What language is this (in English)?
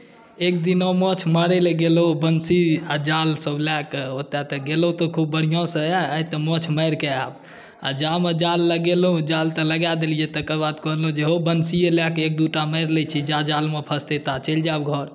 Maithili